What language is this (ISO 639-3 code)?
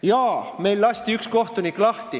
est